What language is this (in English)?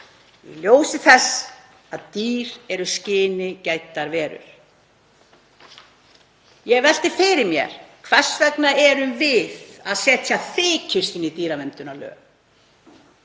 Icelandic